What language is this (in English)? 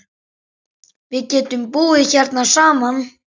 Icelandic